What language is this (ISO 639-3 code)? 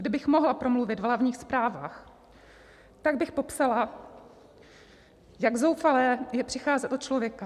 ces